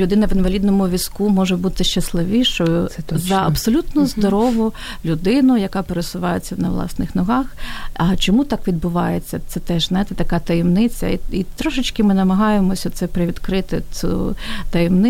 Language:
Ukrainian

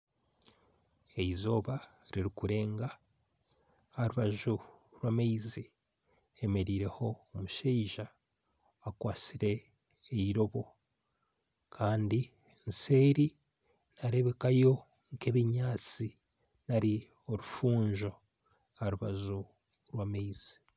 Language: Nyankole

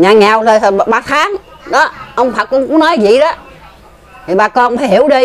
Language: Vietnamese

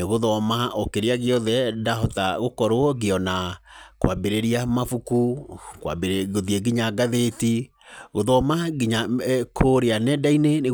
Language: Kikuyu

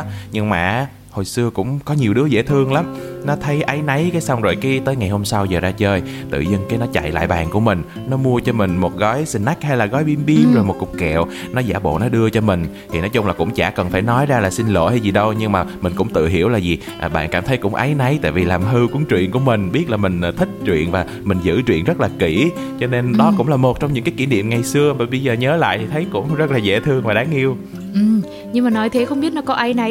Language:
Vietnamese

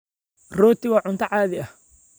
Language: Somali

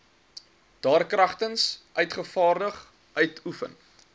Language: Afrikaans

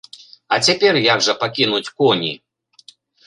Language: Belarusian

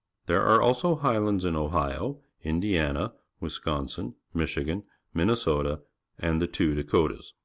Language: English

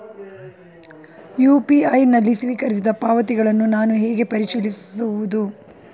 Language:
Kannada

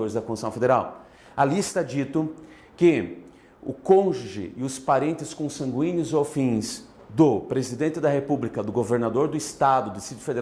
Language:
Portuguese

